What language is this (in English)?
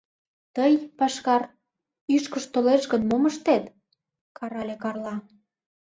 Mari